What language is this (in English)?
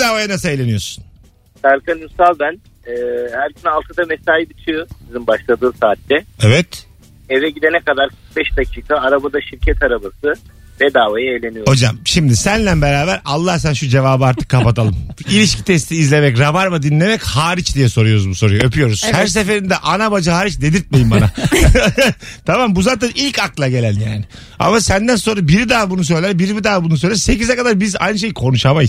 Turkish